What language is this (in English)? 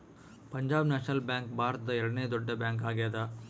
Kannada